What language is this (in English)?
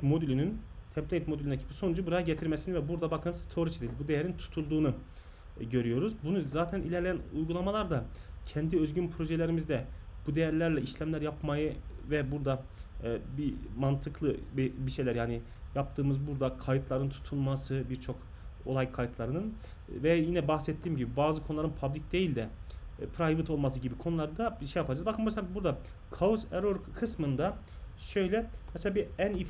Turkish